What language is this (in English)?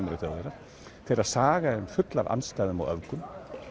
Icelandic